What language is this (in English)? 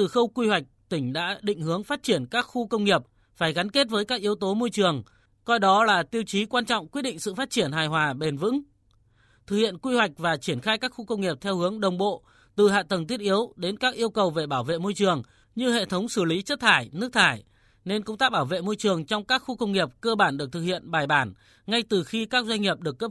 Vietnamese